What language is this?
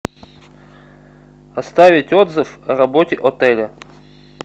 Russian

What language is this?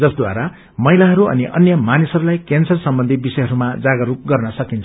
Nepali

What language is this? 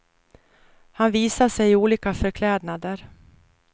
Swedish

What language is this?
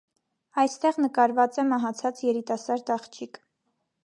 Armenian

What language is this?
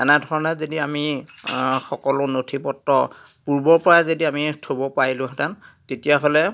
Assamese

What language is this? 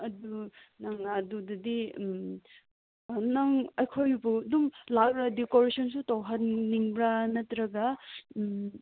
Manipuri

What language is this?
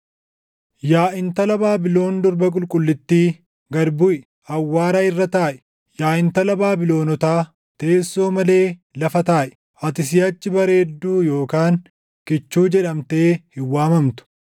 Oromo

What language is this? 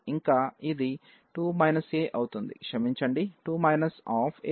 Telugu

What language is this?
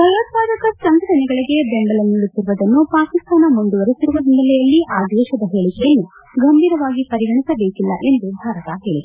Kannada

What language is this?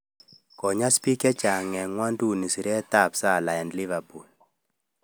Kalenjin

